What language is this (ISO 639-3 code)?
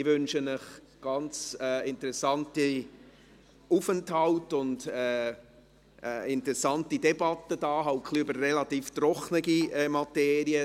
gsw